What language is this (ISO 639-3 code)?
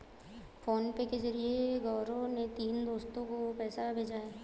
hin